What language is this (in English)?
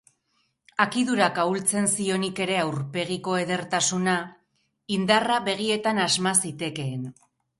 Basque